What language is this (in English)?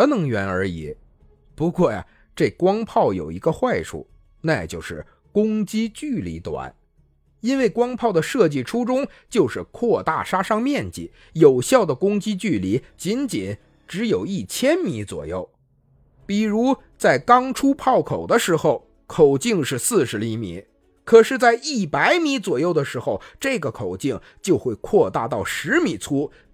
Chinese